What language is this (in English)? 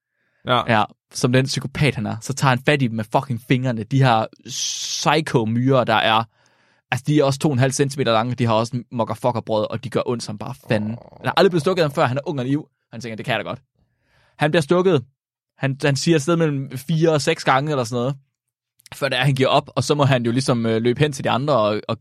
Danish